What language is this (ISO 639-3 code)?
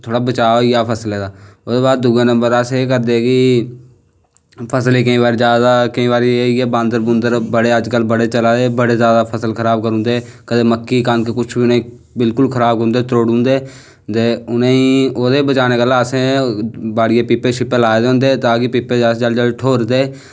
doi